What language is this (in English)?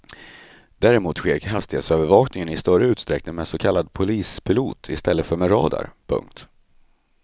Swedish